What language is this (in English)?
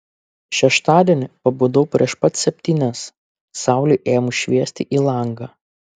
Lithuanian